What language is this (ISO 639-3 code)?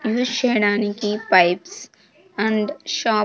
tel